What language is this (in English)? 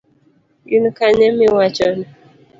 Luo (Kenya and Tanzania)